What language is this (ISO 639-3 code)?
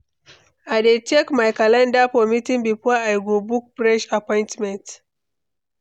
pcm